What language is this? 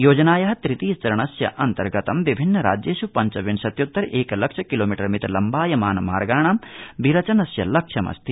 Sanskrit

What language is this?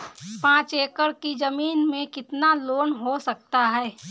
Hindi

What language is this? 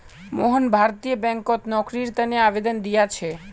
Magahi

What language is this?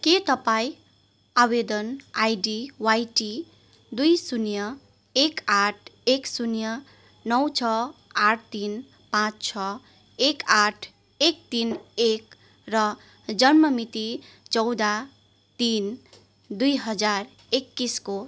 Nepali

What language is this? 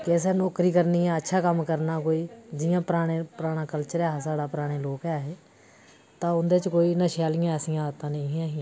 Dogri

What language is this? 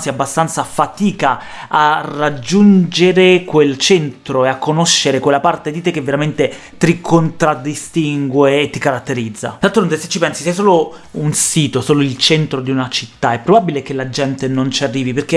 Italian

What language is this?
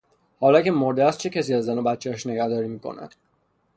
Persian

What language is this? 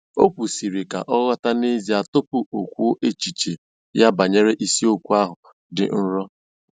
Igbo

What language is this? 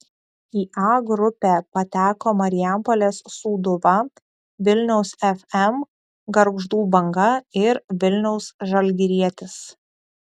Lithuanian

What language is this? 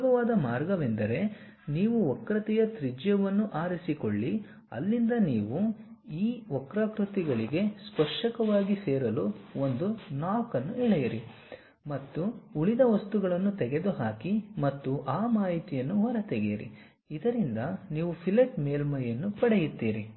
Kannada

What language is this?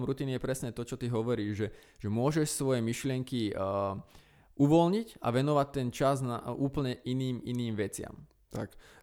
Slovak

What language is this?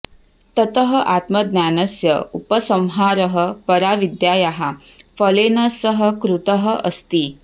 Sanskrit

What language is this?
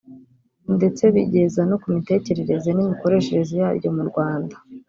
Kinyarwanda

